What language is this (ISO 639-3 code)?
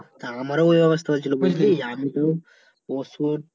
ben